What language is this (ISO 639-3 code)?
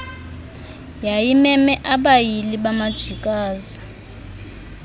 xho